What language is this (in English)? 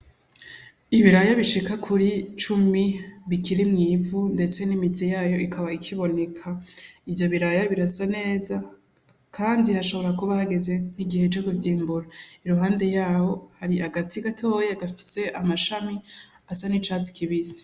Rundi